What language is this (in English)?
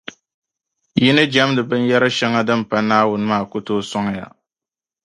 Dagbani